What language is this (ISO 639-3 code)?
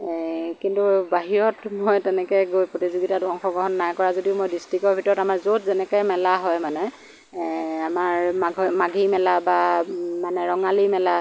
asm